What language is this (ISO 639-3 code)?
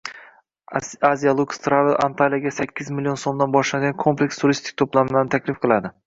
uzb